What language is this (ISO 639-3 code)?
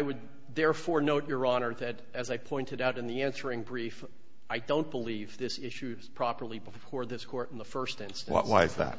eng